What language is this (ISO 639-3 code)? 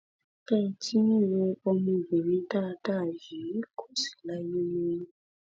yor